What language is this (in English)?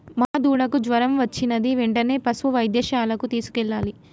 Telugu